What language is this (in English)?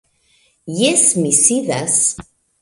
Esperanto